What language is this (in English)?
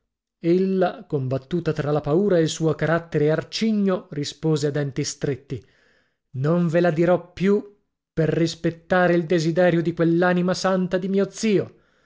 Italian